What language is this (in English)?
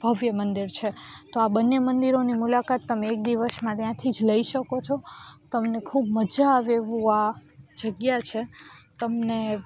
Gujarati